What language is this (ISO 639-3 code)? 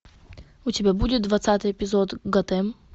rus